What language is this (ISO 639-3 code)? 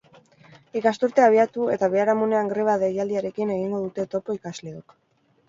eus